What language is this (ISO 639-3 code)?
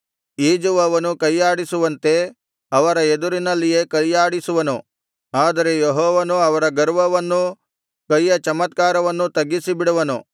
kan